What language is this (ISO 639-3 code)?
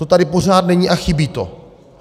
ces